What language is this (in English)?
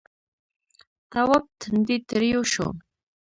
Pashto